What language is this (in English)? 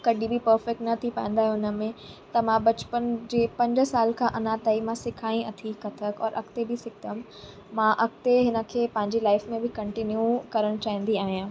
Sindhi